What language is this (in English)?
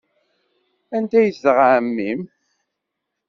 Kabyle